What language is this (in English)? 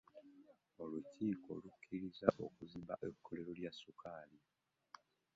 Ganda